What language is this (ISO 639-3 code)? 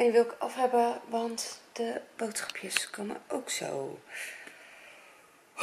nld